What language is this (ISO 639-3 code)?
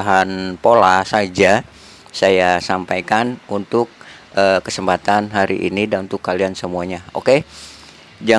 ind